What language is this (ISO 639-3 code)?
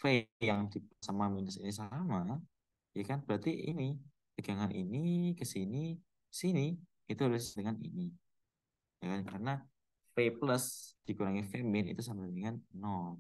ind